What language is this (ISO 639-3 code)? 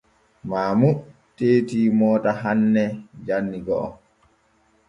fue